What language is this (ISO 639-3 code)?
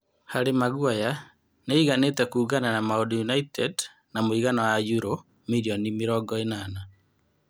kik